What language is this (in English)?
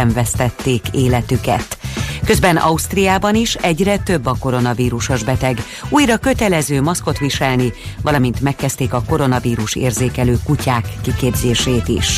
Hungarian